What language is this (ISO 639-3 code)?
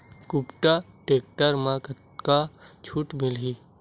hne